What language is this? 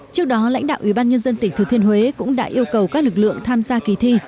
Vietnamese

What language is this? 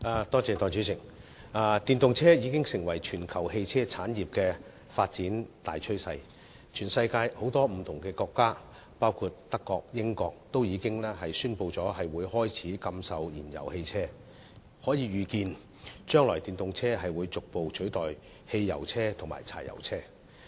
Cantonese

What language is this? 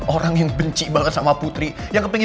Indonesian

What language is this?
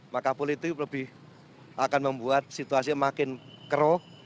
Indonesian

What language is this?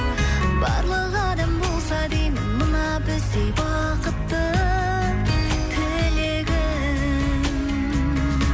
Kazakh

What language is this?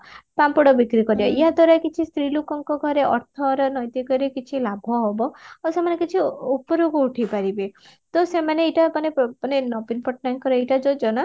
Odia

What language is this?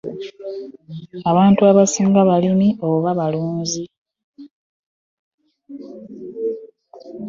Ganda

